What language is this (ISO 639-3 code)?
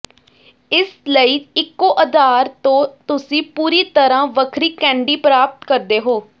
pan